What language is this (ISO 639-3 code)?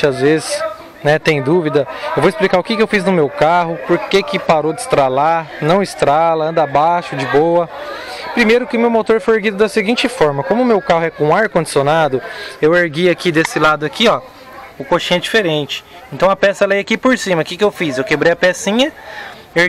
por